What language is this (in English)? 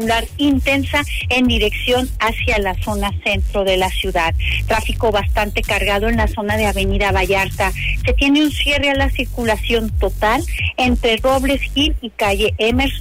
Spanish